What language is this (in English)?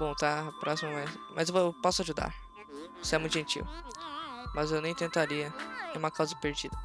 Portuguese